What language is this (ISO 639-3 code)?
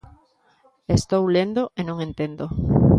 glg